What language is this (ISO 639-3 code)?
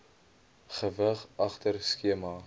afr